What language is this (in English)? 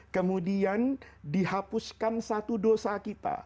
Indonesian